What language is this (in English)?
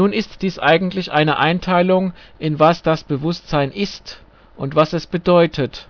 German